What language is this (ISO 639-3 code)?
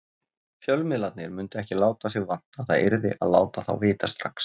isl